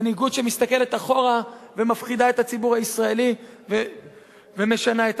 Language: Hebrew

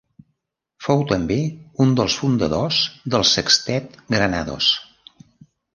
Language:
Catalan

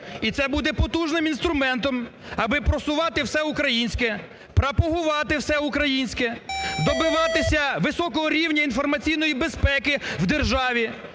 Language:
Ukrainian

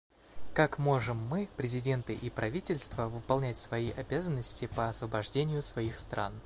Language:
Russian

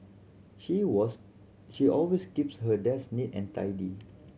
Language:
English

